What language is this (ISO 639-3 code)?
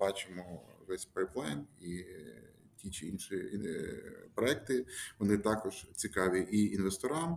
ukr